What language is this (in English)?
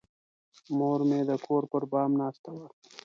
Pashto